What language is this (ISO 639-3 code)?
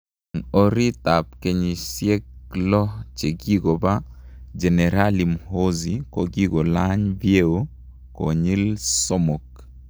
kln